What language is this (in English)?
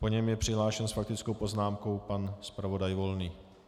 Czech